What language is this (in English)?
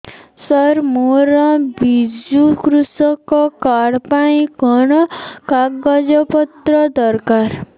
Odia